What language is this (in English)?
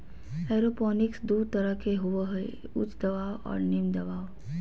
Magahi